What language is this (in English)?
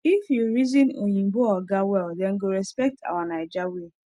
Nigerian Pidgin